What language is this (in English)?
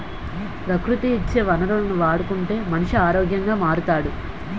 Telugu